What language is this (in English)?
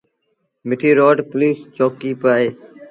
Sindhi Bhil